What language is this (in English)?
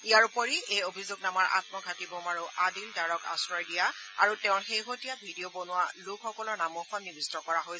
Assamese